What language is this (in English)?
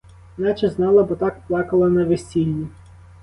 Ukrainian